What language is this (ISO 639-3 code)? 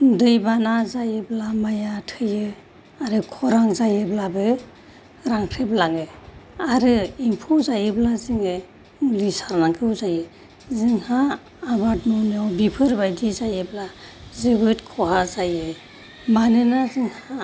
brx